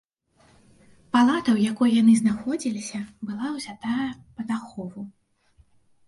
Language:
Belarusian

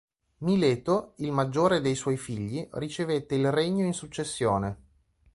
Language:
Italian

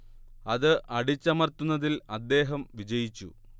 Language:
Malayalam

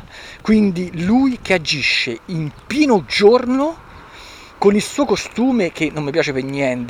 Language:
Italian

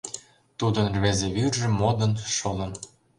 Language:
Mari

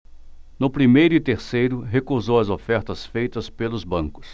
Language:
Portuguese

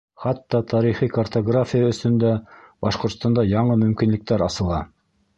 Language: Bashkir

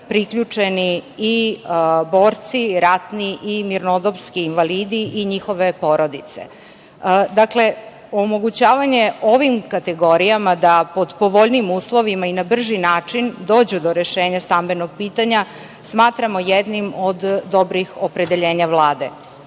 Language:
Serbian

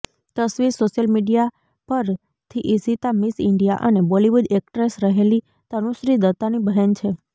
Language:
Gujarati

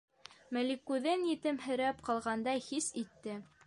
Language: Bashkir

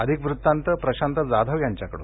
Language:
Marathi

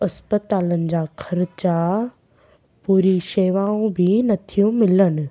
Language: Sindhi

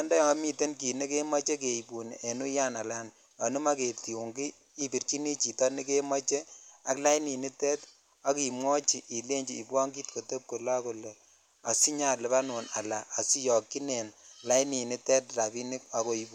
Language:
Kalenjin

